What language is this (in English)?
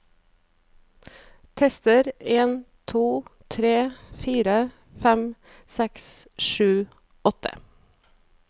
Norwegian